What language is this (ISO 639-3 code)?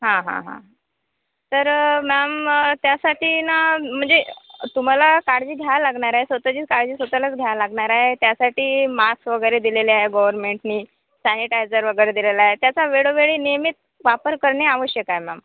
mar